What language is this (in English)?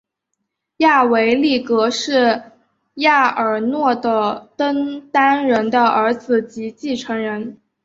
Chinese